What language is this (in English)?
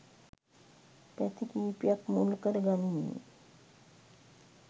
Sinhala